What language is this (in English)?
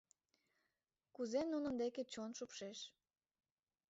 Mari